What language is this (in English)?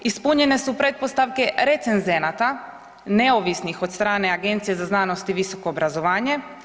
Croatian